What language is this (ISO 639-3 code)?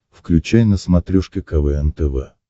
rus